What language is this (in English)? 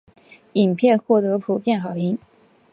Chinese